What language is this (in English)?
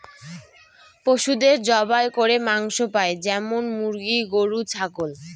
Bangla